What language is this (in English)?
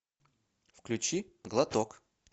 Russian